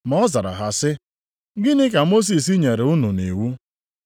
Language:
Igbo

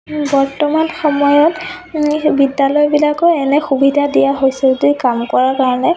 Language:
Assamese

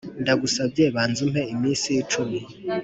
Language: Kinyarwanda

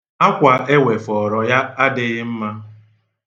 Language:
Igbo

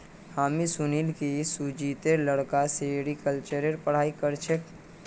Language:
Magahi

